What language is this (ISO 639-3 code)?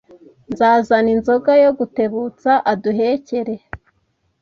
kin